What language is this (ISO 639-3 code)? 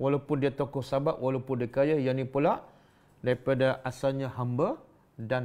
msa